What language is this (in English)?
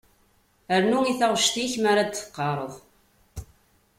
Kabyle